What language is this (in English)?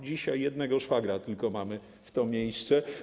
Polish